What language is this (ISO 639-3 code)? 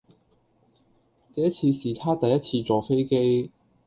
yue